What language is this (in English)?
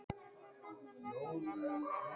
Icelandic